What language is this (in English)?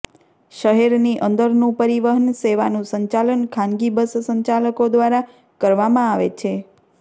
Gujarati